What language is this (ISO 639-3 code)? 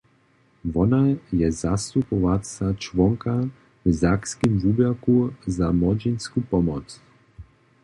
hsb